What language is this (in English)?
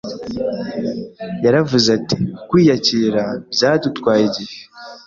Kinyarwanda